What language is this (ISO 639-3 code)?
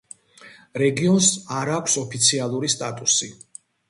kat